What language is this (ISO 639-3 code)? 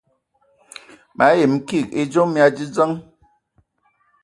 ewo